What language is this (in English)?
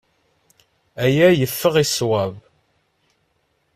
Kabyle